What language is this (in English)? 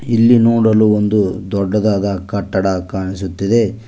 Kannada